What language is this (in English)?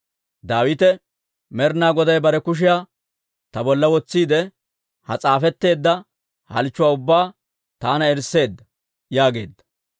Dawro